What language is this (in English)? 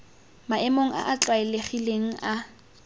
Tswana